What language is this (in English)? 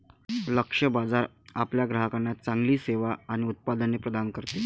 Marathi